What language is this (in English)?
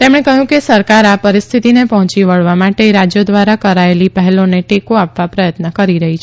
Gujarati